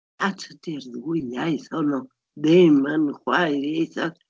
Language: Welsh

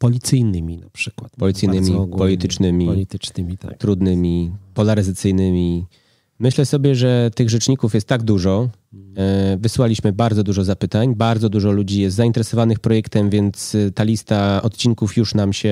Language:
Polish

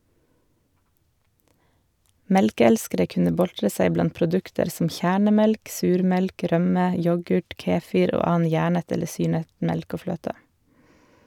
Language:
Norwegian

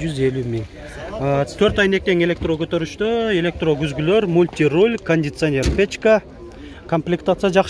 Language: Turkish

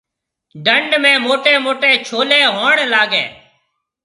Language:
Marwari (Pakistan)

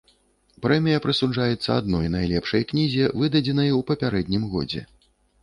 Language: Belarusian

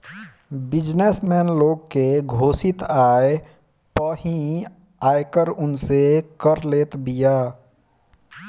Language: Bhojpuri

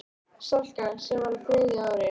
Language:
Icelandic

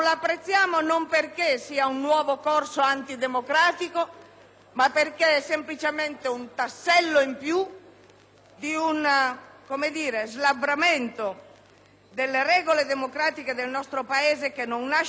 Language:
Italian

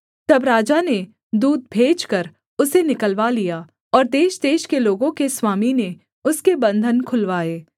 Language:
Hindi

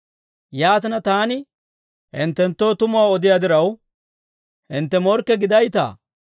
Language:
Dawro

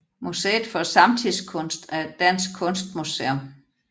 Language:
Danish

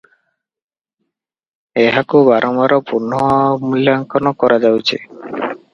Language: Odia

